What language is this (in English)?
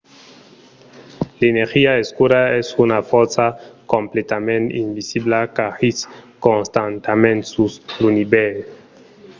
Occitan